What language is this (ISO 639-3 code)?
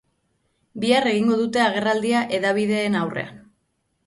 eus